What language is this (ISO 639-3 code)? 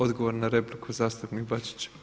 hrv